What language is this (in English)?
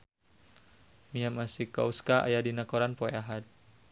Sundanese